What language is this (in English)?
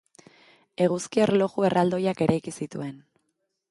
Basque